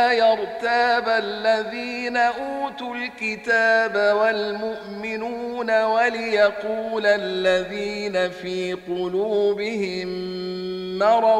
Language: Arabic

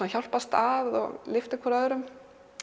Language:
Icelandic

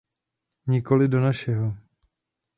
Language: Czech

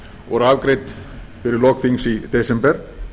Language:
Icelandic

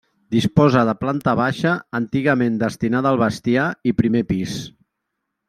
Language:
Catalan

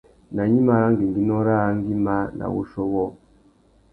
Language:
Tuki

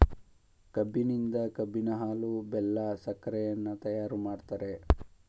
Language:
Kannada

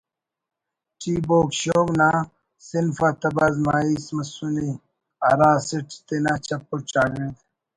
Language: Brahui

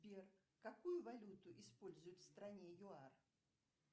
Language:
Russian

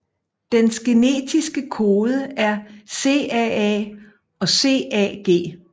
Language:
Danish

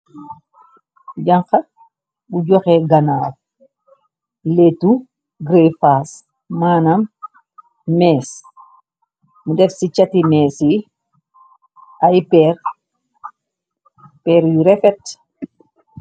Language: Wolof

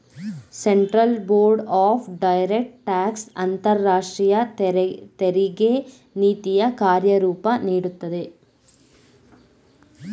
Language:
Kannada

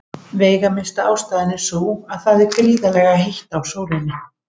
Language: Icelandic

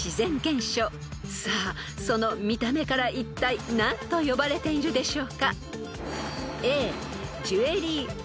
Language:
Japanese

